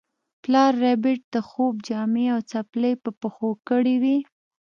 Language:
Pashto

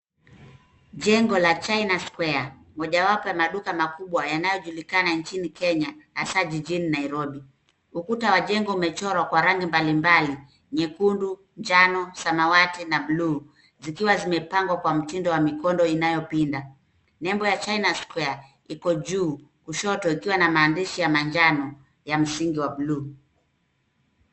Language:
Swahili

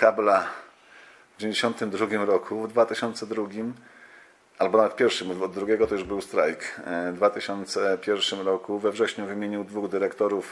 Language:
Polish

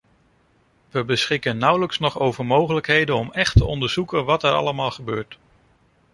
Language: Dutch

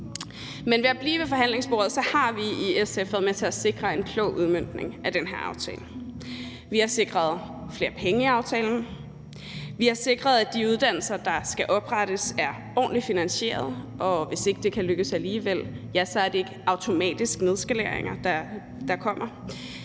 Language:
Danish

